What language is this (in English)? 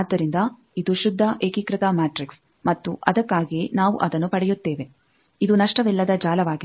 Kannada